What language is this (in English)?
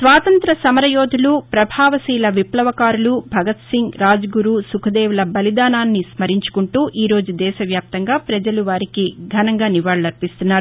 Telugu